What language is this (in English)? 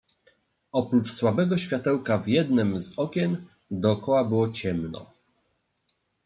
Polish